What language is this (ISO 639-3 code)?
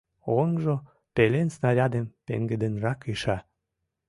chm